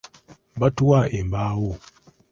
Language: Ganda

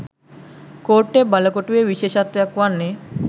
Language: Sinhala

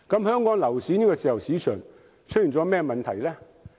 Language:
Cantonese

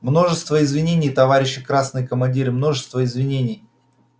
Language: Russian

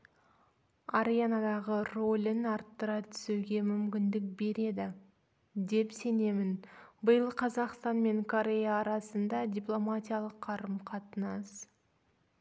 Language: Kazakh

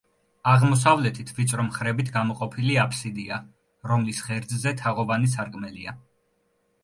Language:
Georgian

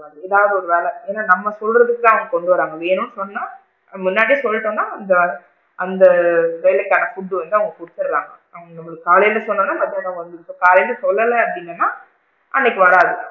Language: Tamil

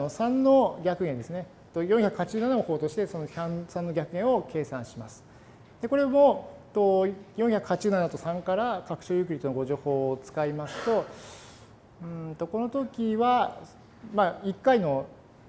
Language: Japanese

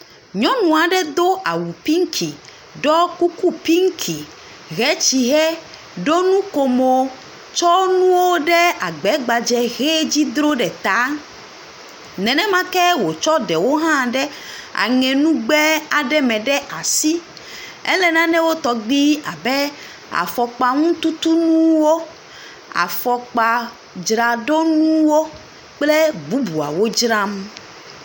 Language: Ewe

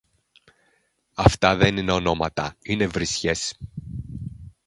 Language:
Greek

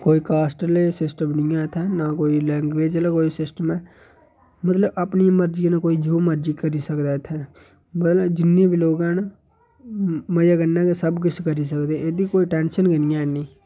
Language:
Dogri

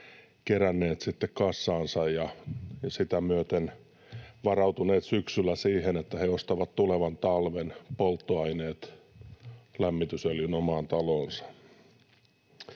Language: Finnish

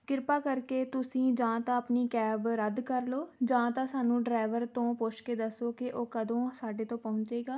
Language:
Punjabi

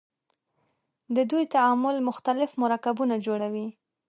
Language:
Pashto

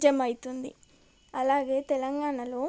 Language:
Telugu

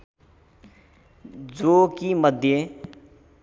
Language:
Nepali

